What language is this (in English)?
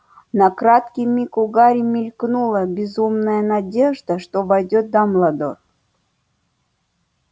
Russian